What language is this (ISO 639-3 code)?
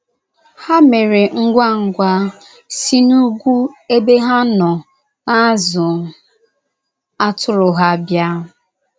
ibo